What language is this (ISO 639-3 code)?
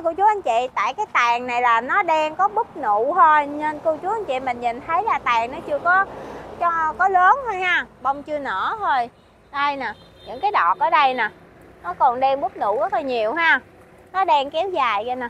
vie